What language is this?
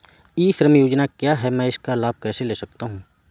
Hindi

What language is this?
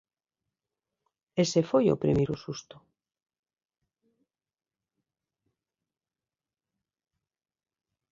Galician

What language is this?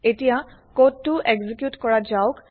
Assamese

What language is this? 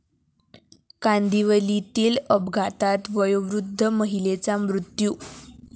Marathi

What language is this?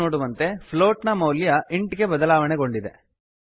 Kannada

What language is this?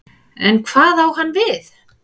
Icelandic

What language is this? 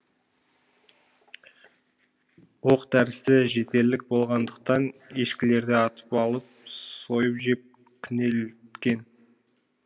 Kazakh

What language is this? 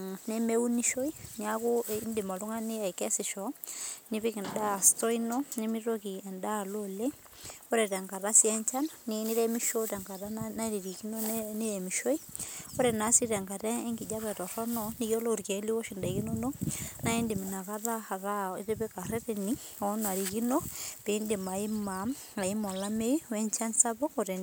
Masai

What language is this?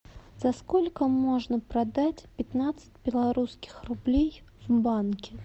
Russian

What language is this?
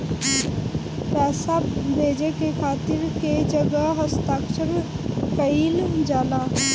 Bhojpuri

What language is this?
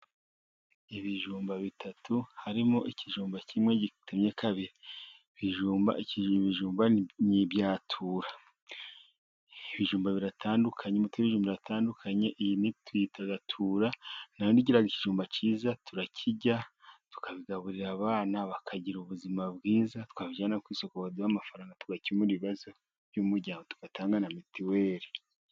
Kinyarwanda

